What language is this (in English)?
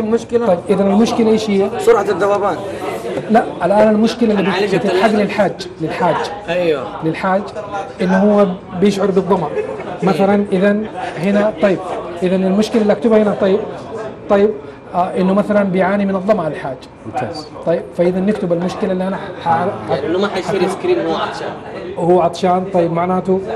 Arabic